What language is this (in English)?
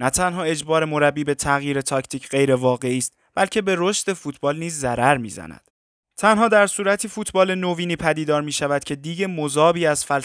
Persian